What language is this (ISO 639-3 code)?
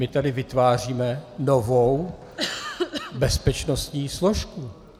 ces